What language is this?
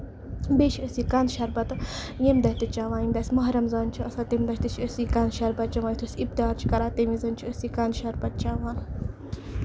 Kashmiri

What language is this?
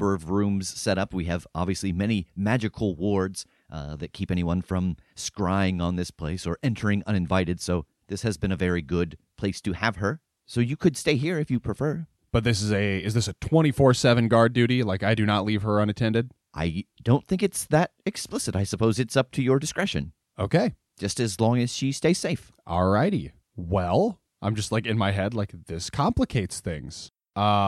English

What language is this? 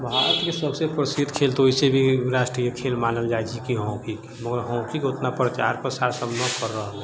Maithili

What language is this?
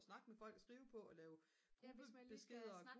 Danish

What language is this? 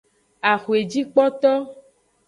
Aja (Benin)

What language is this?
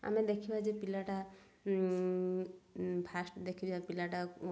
Odia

